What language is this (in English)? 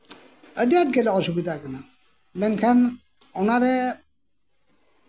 Santali